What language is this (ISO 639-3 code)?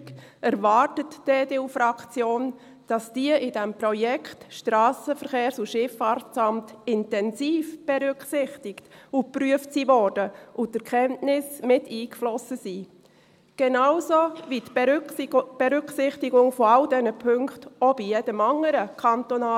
gsw